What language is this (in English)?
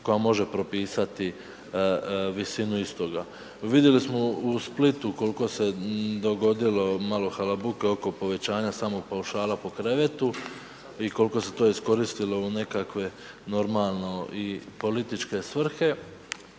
Croatian